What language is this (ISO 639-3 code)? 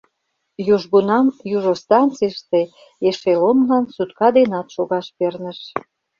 chm